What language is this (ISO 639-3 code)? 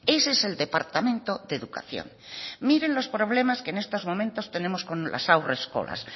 spa